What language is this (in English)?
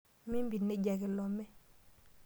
Masai